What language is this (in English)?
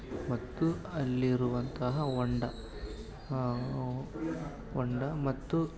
Kannada